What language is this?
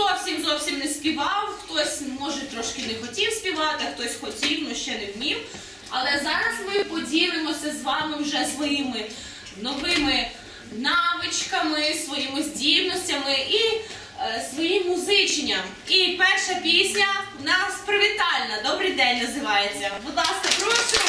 Ukrainian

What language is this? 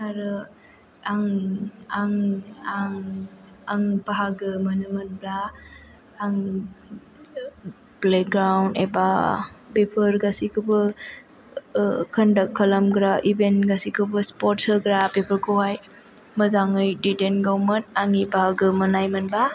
Bodo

